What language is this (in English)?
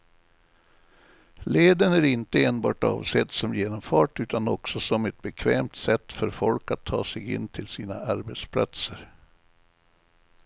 Swedish